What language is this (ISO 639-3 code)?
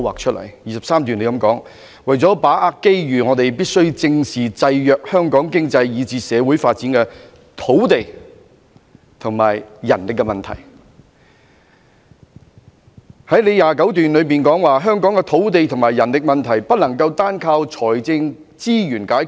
yue